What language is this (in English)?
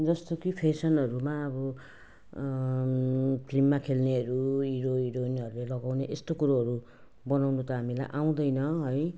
Nepali